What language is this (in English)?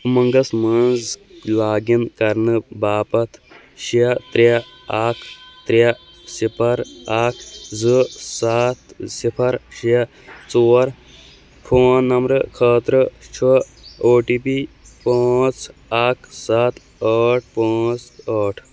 Kashmiri